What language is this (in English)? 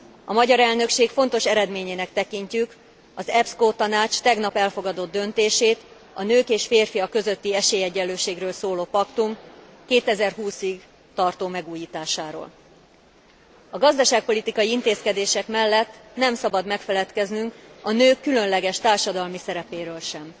Hungarian